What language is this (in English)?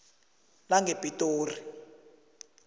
South Ndebele